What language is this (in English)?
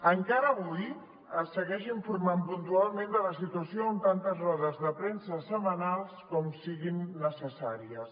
Catalan